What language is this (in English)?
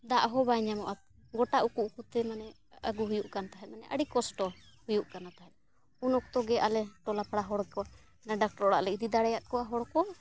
Santali